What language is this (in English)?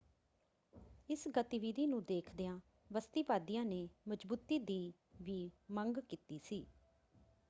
Punjabi